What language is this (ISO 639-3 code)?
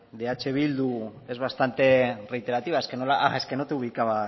spa